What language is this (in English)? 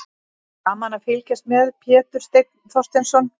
Icelandic